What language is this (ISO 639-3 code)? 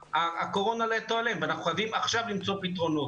heb